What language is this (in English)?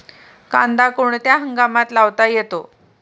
Marathi